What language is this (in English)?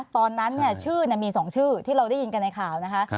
Thai